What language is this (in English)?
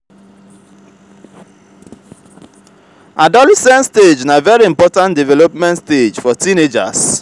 Nigerian Pidgin